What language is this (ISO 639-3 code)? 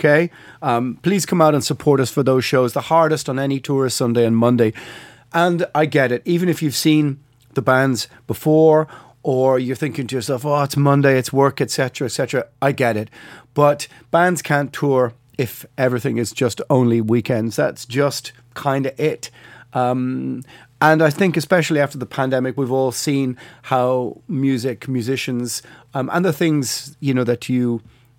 eng